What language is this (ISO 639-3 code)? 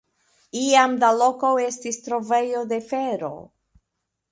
epo